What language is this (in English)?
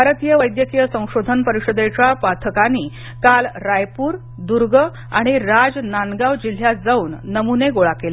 Marathi